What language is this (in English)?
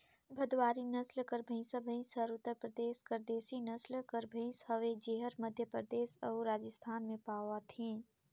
Chhattisgarhi